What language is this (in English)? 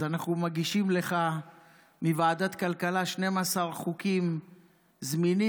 Hebrew